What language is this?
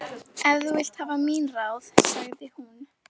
Icelandic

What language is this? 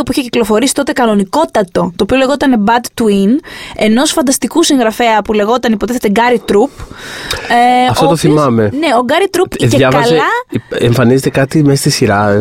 Greek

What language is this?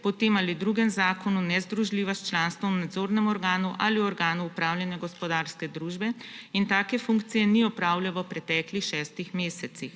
Slovenian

